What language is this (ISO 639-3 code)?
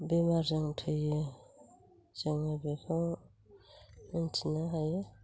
brx